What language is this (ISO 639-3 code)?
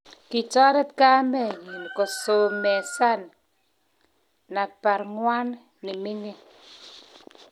kln